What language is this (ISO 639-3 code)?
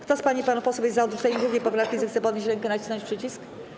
pol